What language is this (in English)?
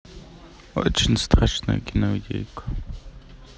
Russian